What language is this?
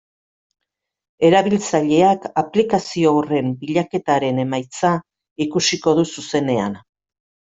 Basque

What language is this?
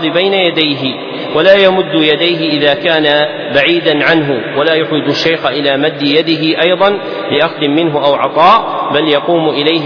Arabic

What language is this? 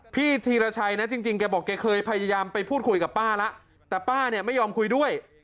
Thai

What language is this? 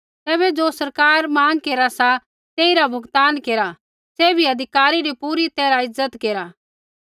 Kullu Pahari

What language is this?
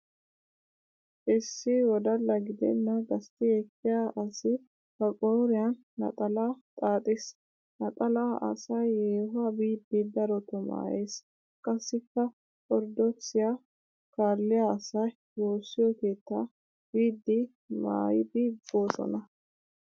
Wolaytta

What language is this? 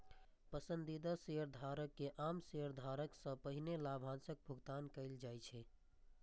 Maithili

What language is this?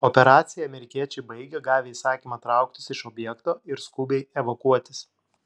Lithuanian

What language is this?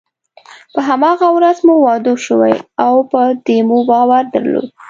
Pashto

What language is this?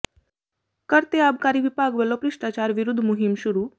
Punjabi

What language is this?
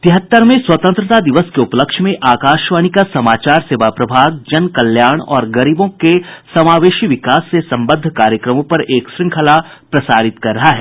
Hindi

